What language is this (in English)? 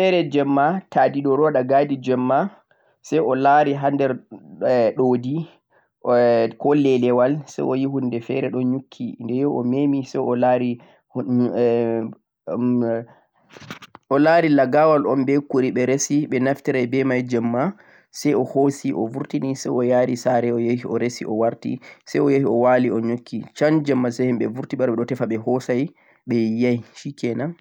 Central-Eastern Niger Fulfulde